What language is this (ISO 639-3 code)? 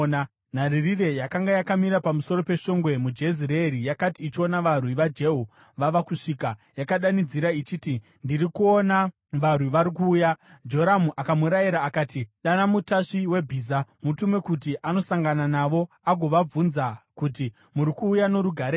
sna